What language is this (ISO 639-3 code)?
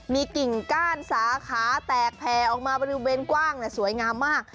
tha